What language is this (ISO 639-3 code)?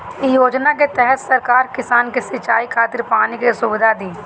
bho